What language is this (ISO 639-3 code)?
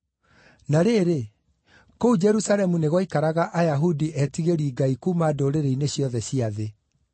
kik